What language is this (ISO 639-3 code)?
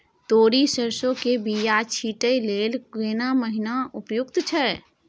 mai